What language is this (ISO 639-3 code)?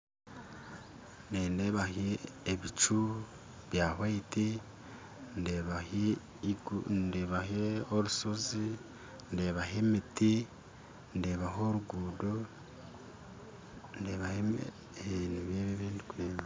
nyn